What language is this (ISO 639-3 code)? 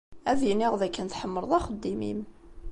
kab